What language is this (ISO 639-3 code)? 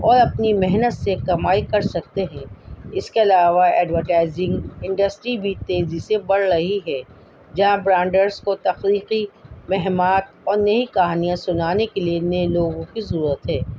urd